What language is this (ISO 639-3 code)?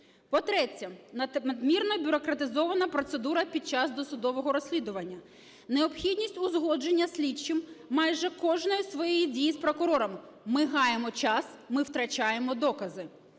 ukr